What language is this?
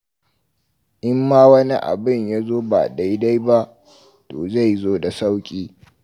Hausa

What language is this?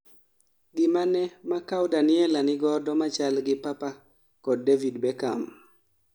Luo (Kenya and Tanzania)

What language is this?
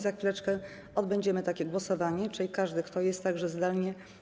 Polish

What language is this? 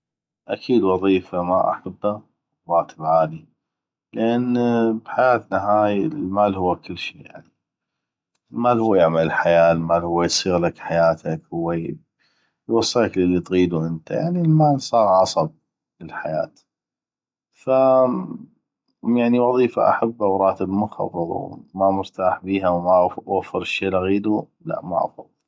North Mesopotamian Arabic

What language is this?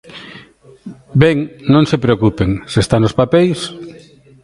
Galician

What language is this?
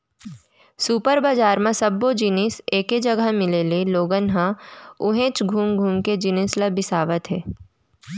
Chhattisgarhi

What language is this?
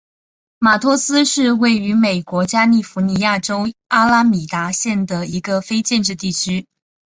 Chinese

